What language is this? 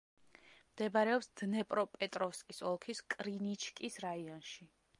Georgian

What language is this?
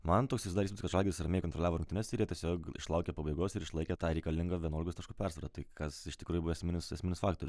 Lithuanian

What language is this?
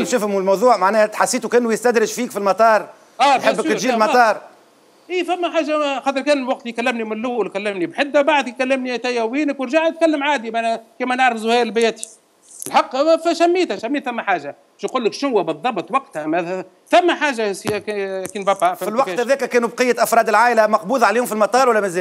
Arabic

